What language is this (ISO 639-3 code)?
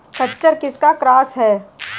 hin